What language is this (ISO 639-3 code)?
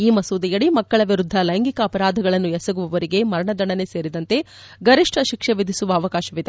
kan